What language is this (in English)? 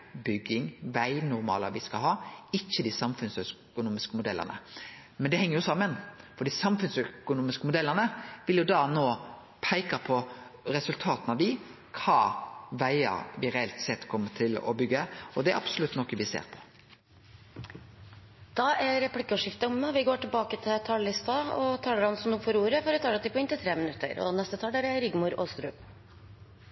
Norwegian